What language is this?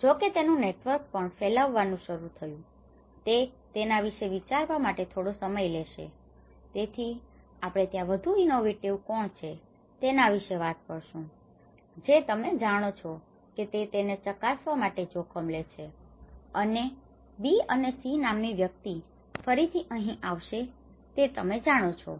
Gujarati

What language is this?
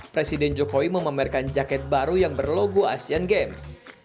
Indonesian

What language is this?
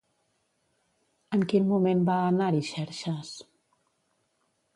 Catalan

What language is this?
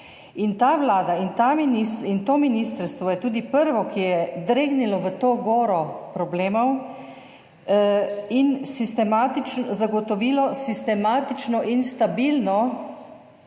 Slovenian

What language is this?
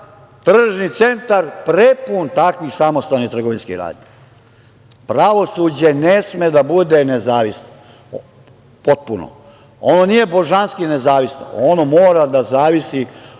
Serbian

